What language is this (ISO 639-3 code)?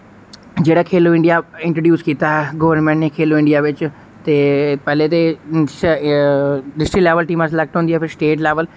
doi